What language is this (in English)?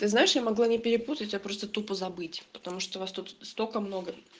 Russian